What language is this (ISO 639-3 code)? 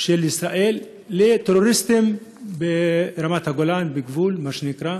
heb